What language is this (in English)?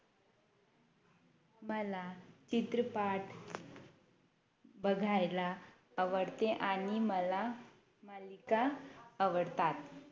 Marathi